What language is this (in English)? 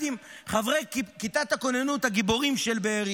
Hebrew